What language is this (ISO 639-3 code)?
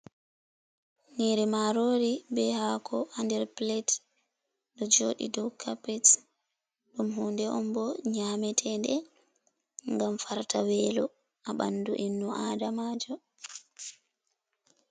ful